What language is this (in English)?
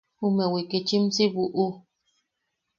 Yaqui